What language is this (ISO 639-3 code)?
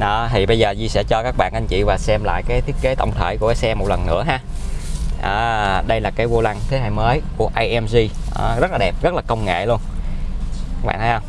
vie